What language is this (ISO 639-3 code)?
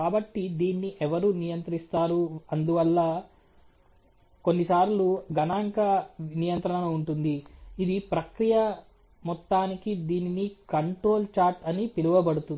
tel